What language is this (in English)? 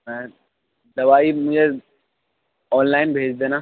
Urdu